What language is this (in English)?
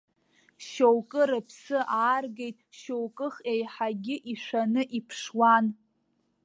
Abkhazian